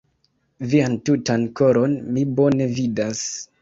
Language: Esperanto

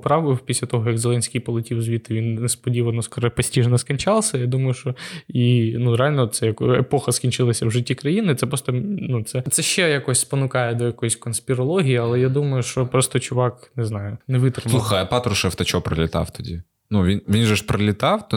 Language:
Ukrainian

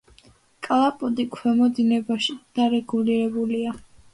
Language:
Georgian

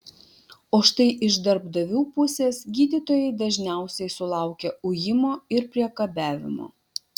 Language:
Lithuanian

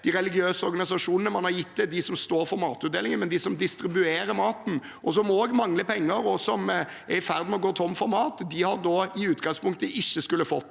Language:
Norwegian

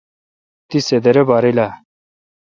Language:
Kalkoti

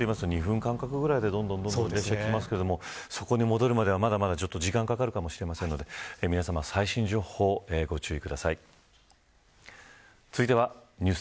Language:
Japanese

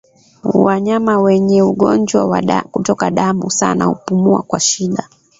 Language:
Swahili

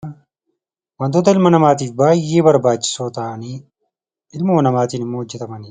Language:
Oromo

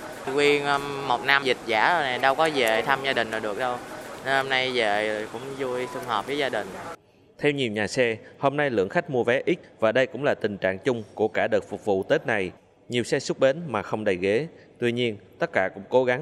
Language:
Vietnamese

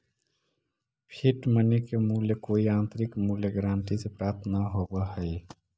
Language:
Magahi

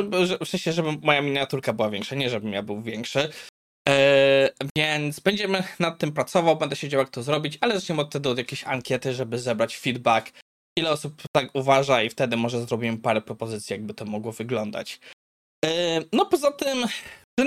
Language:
Polish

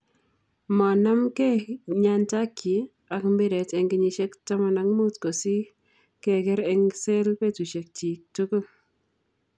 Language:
Kalenjin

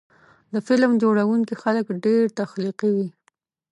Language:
Pashto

